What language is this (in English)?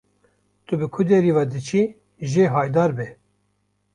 Kurdish